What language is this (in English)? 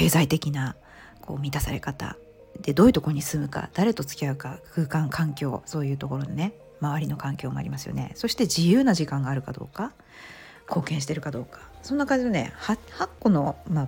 Japanese